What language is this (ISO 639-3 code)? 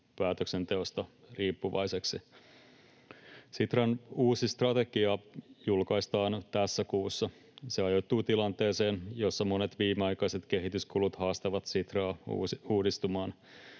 fin